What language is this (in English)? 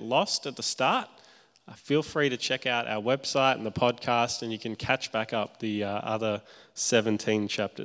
English